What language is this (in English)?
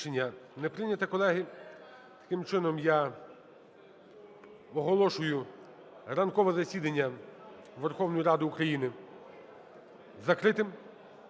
Ukrainian